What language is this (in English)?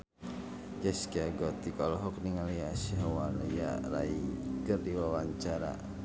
Sundanese